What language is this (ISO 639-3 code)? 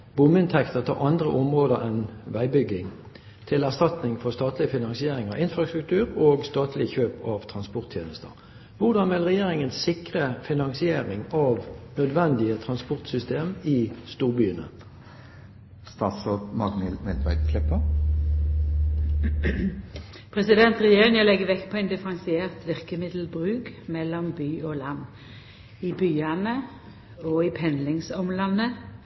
nor